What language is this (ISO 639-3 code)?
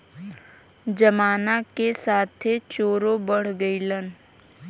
bho